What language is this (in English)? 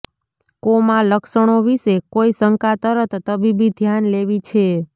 Gujarati